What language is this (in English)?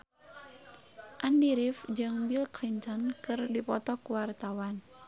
Sundanese